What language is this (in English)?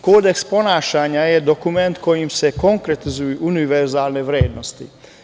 Serbian